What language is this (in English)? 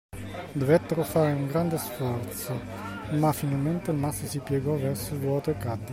Italian